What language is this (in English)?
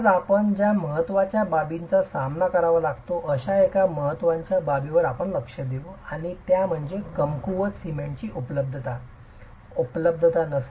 Marathi